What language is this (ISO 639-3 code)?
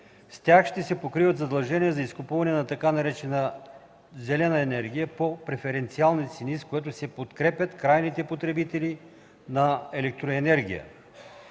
bul